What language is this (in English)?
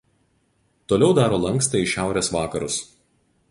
Lithuanian